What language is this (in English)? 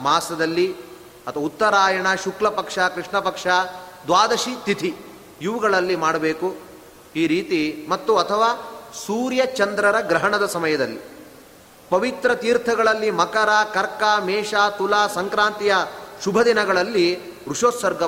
Kannada